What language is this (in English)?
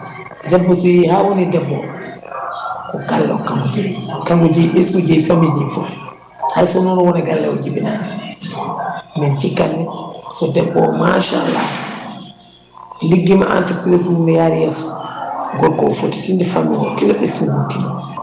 Fula